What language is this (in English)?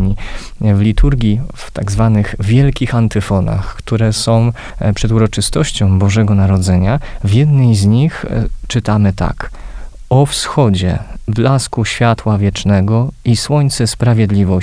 Polish